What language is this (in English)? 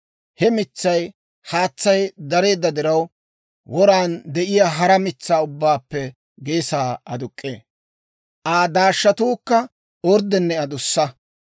Dawro